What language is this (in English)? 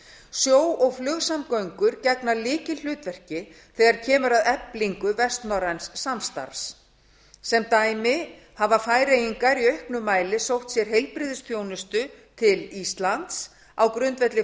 Icelandic